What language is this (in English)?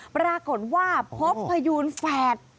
Thai